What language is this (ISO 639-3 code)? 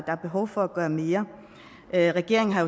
dan